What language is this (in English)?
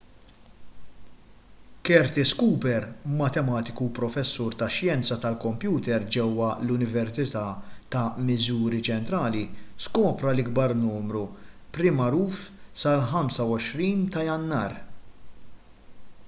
Maltese